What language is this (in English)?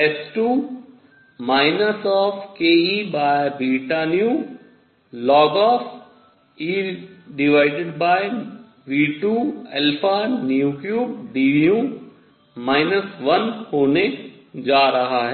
Hindi